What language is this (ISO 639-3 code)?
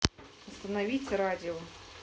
rus